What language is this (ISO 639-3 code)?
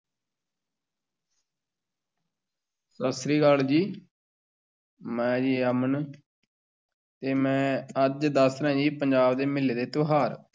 pan